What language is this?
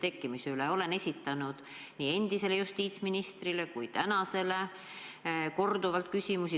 Estonian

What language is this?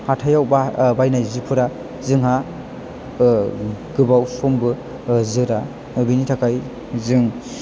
Bodo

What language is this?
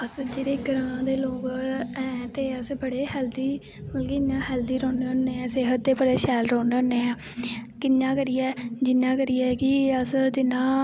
Dogri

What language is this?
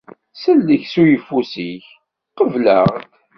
Kabyle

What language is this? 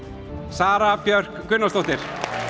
Icelandic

